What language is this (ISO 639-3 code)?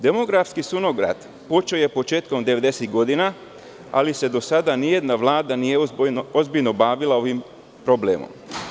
srp